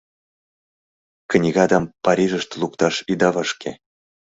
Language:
Mari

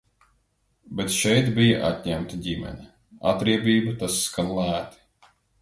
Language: Latvian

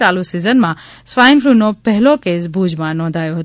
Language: Gujarati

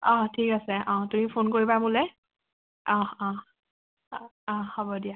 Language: Assamese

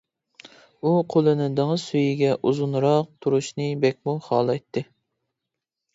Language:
Uyghur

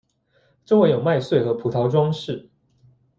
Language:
Chinese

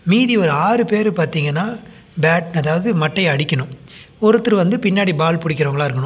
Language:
Tamil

